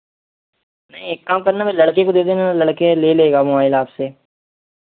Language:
Hindi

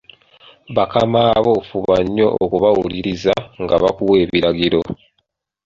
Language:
Ganda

